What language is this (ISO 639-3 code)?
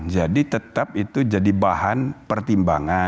ind